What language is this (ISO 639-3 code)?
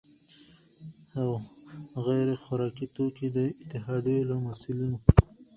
pus